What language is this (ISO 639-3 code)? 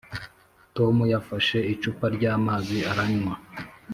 kin